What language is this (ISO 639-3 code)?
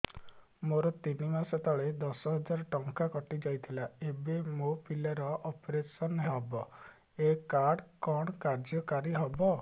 ori